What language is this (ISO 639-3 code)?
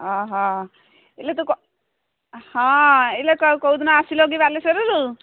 ori